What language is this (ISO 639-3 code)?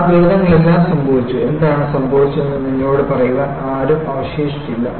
mal